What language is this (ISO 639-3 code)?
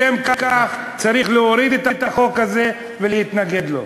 heb